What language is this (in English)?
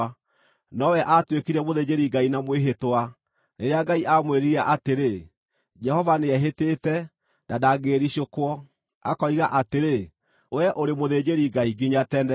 Kikuyu